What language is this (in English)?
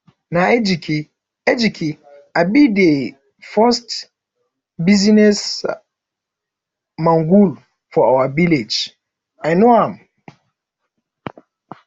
Nigerian Pidgin